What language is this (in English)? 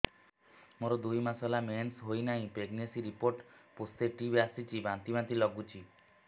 Odia